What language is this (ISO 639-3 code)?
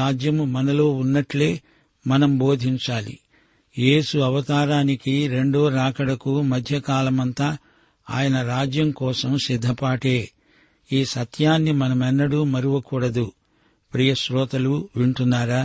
tel